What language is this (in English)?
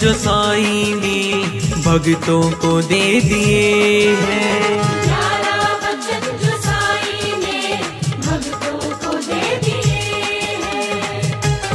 Hindi